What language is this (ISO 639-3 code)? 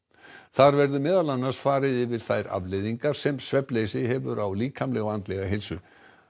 isl